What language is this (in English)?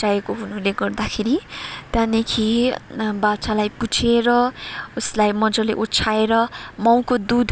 Nepali